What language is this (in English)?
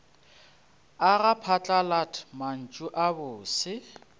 Northern Sotho